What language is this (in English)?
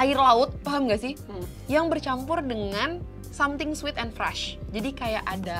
Indonesian